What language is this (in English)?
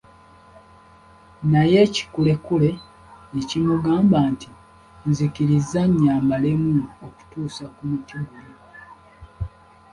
Ganda